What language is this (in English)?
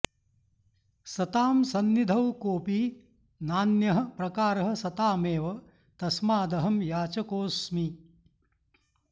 Sanskrit